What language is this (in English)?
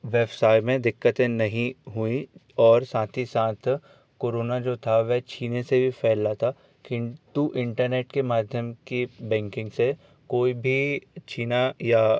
Hindi